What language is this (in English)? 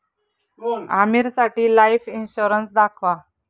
Marathi